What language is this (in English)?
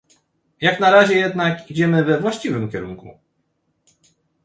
Polish